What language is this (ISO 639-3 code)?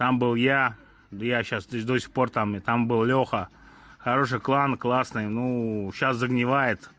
rus